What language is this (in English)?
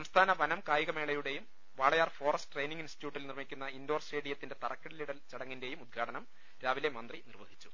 Malayalam